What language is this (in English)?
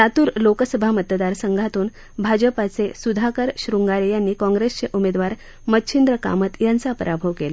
Marathi